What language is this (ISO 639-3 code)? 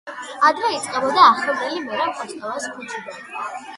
kat